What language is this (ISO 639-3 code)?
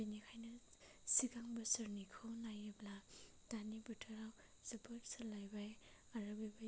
brx